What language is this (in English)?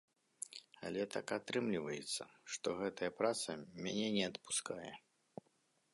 Belarusian